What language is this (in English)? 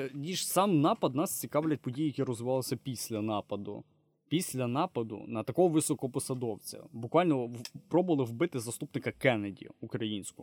Ukrainian